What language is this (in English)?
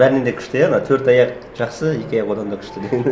Kazakh